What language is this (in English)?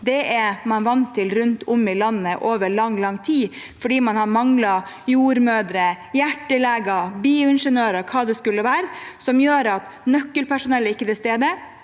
Norwegian